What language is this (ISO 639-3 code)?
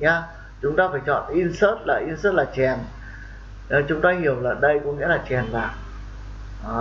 vie